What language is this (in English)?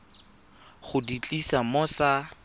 Tswana